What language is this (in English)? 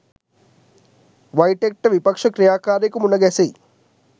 Sinhala